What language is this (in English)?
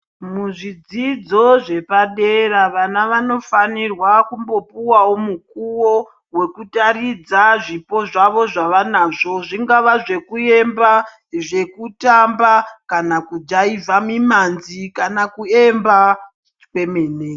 Ndau